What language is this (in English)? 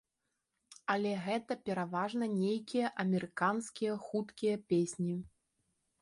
Belarusian